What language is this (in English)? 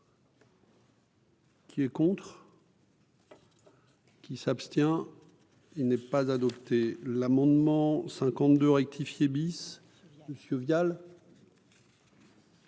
French